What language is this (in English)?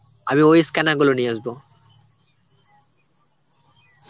Bangla